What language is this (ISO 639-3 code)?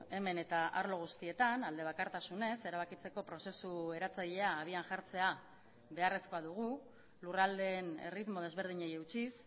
eus